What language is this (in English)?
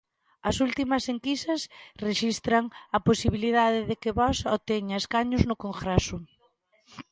Galician